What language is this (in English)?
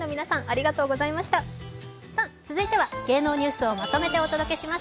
Japanese